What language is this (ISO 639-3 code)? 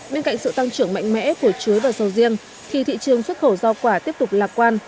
vie